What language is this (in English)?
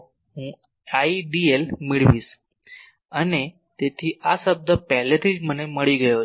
Gujarati